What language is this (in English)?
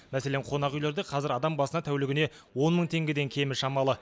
Kazakh